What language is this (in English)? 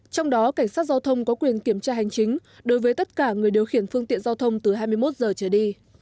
Vietnamese